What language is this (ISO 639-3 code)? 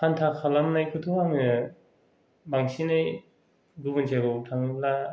brx